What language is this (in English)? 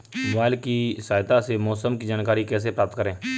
Hindi